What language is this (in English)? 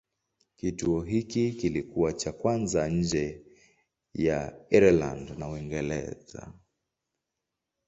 Swahili